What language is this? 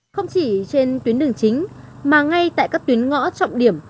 Vietnamese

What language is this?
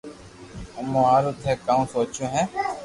Loarki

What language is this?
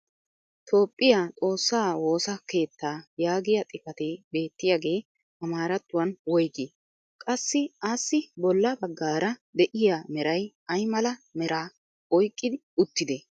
Wolaytta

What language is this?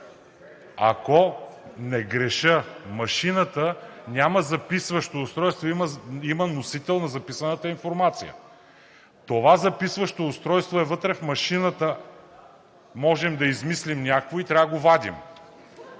Bulgarian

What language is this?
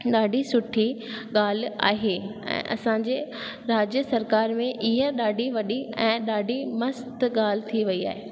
Sindhi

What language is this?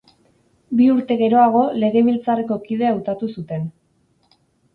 Basque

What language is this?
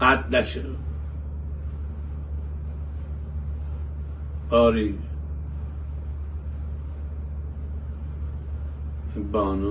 Persian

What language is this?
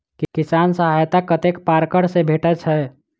Maithili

